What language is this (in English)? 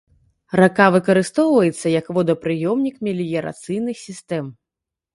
Belarusian